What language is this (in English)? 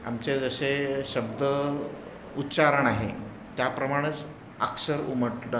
Marathi